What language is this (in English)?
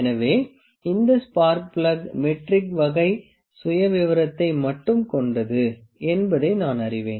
Tamil